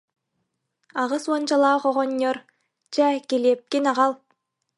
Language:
Yakut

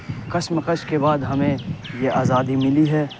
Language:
Urdu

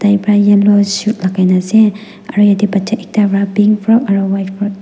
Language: Naga Pidgin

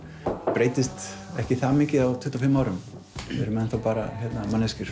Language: Icelandic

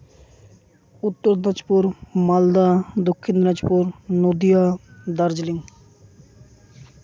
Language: Santali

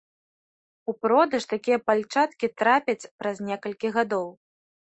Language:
Belarusian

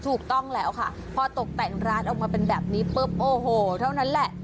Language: Thai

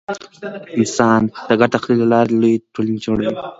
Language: Pashto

